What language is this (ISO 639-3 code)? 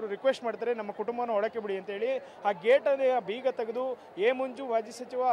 ara